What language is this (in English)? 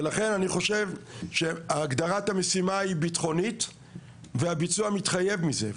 Hebrew